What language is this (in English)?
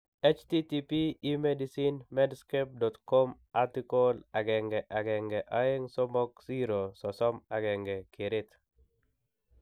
Kalenjin